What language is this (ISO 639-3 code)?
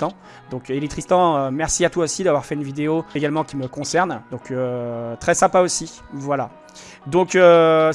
fra